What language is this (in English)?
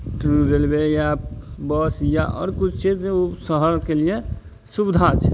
Maithili